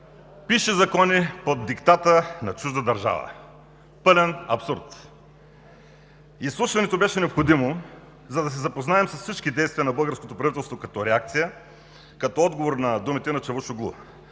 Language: Bulgarian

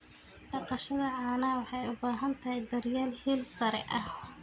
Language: Somali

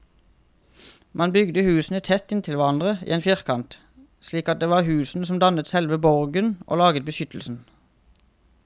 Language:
Norwegian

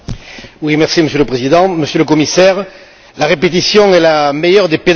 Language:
French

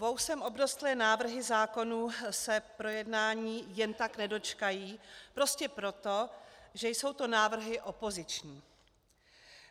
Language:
Czech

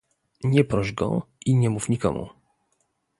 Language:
Polish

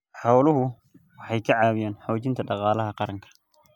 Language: Somali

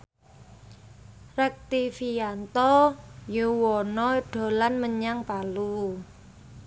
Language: Javanese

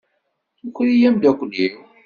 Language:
Kabyle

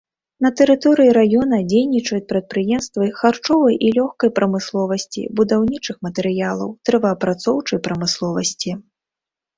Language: Belarusian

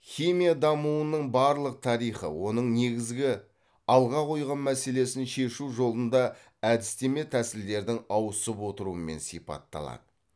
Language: Kazakh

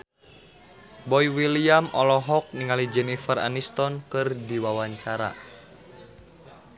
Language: Sundanese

